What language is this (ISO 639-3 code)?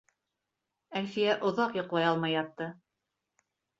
bak